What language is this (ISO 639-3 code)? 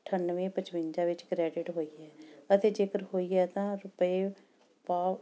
pan